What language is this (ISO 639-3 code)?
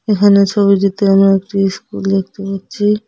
ben